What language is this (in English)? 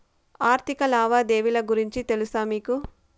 Telugu